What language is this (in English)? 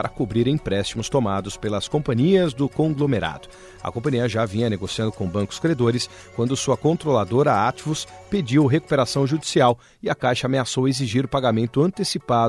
Portuguese